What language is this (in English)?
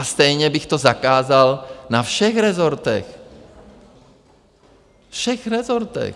Czech